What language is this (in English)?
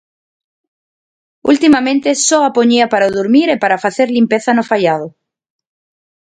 Galician